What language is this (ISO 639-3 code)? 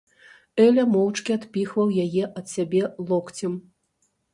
bel